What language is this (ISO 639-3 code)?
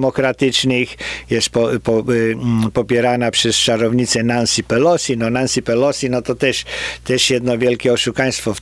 pol